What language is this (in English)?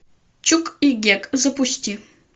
Russian